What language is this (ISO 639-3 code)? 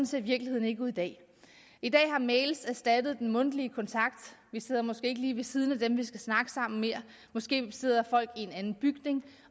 dan